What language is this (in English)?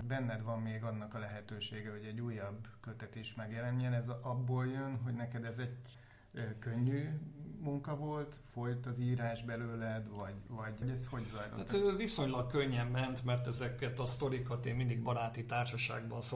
Hungarian